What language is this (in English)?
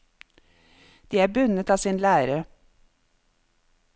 Norwegian